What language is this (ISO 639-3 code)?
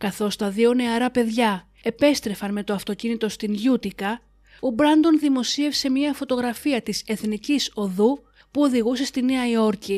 ell